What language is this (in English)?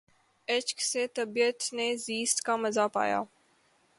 Urdu